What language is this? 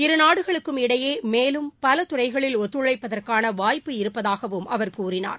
Tamil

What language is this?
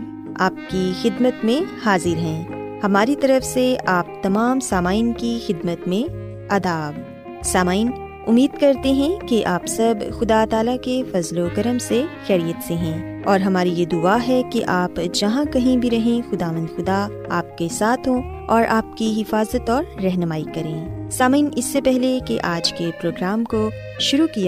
Urdu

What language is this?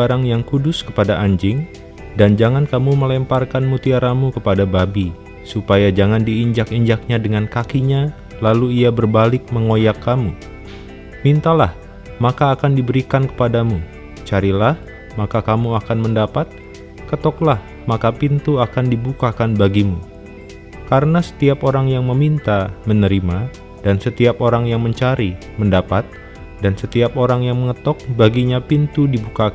Indonesian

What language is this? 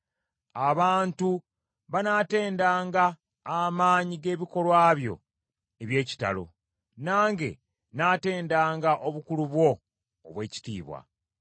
Ganda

